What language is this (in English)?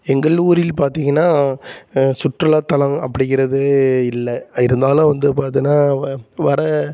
Tamil